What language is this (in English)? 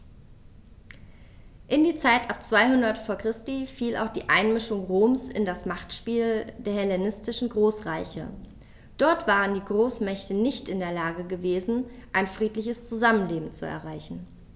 German